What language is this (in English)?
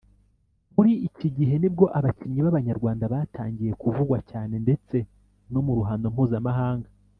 Kinyarwanda